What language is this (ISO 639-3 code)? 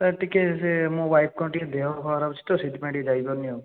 ori